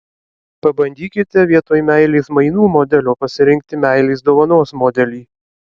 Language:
Lithuanian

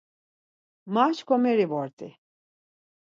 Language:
Laz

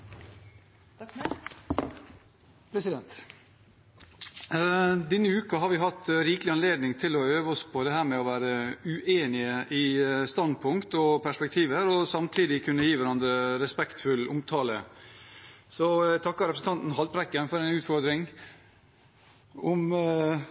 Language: Norwegian Bokmål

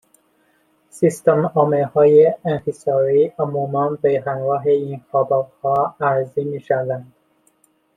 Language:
Persian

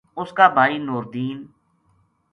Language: Gujari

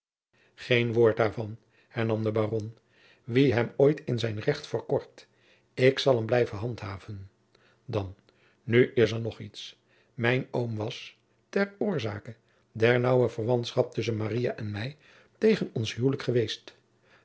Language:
Dutch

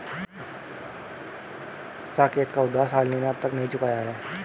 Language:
Hindi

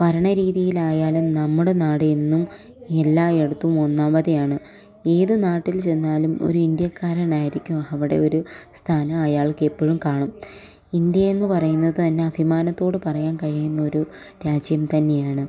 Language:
Malayalam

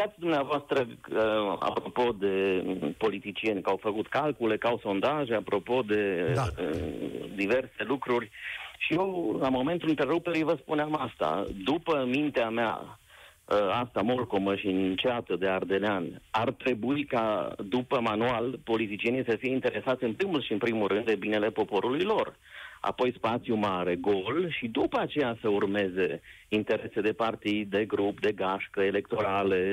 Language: Romanian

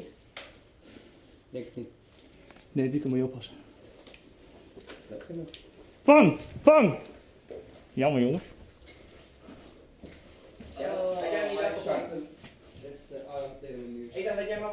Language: Dutch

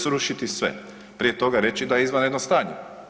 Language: Croatian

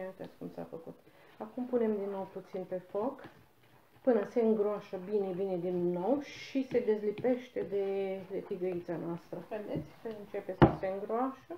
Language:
Romanian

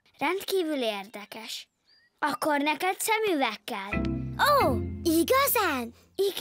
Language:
Hungarian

